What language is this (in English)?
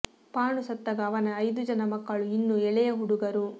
Kannada